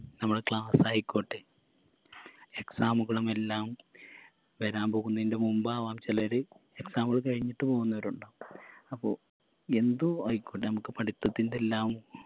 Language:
Malayalam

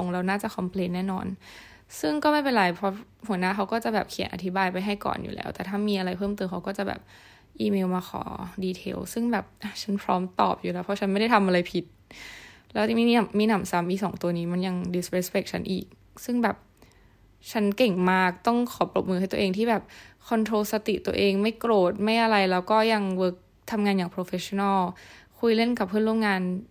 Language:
Thai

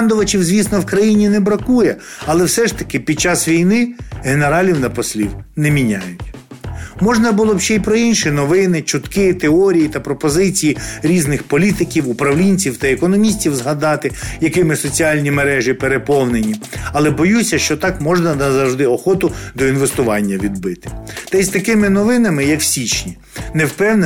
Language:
Ukrainian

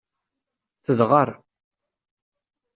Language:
Kabyle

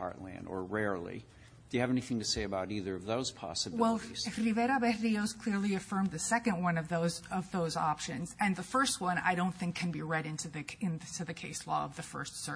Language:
English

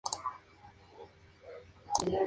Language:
Spanish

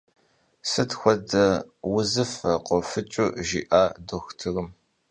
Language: Kabardian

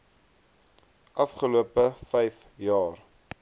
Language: Afrikaans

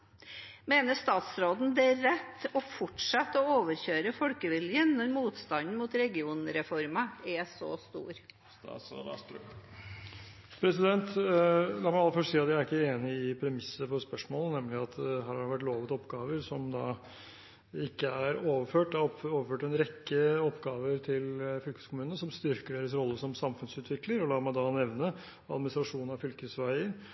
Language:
Norwegian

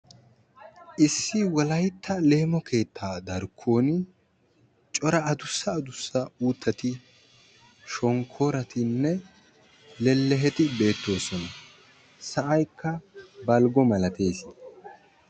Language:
Wolaytta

